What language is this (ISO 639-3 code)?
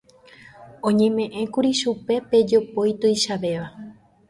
grn